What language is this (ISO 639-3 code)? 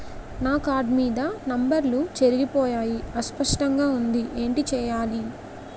tel